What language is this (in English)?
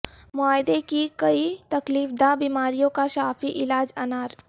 Urdu